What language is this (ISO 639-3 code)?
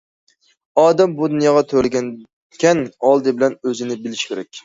uig